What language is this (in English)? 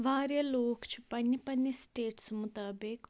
Kashmiri